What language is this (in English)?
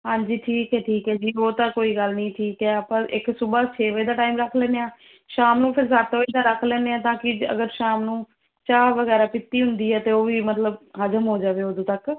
Punjabi